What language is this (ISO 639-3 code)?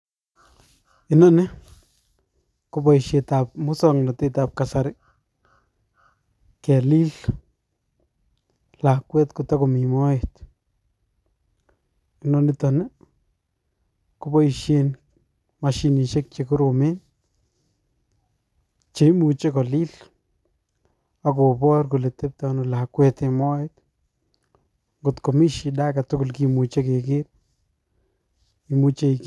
kln